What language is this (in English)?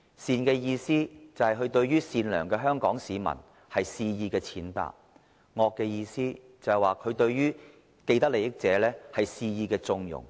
Cantonese